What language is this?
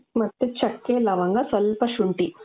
Kannada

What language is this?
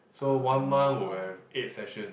English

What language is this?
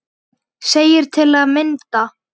Icelandic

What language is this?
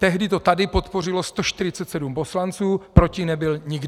Czech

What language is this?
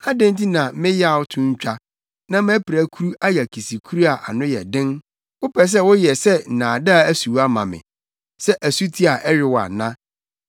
Akan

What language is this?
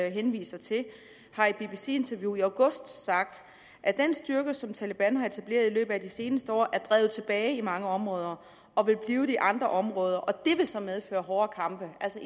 Danish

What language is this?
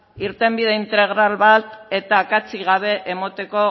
Basque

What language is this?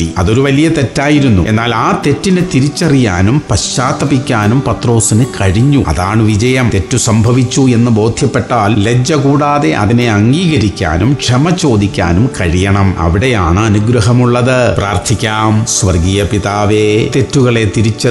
Malayalam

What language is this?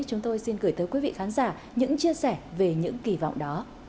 Vietnamese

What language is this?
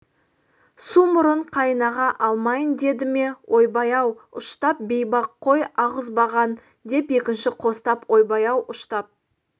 Kazakh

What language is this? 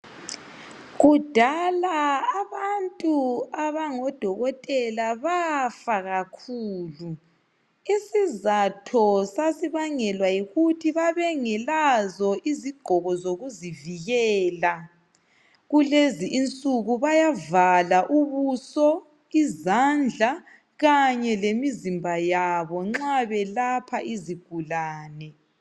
North Ndebele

